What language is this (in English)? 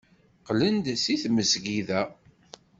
Kabyle